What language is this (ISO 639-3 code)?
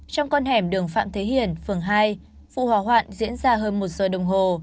vie